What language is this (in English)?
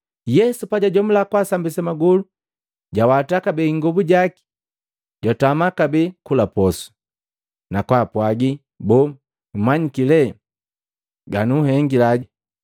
Matengo